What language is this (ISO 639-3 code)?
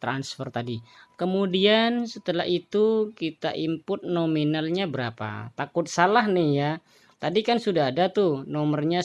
ind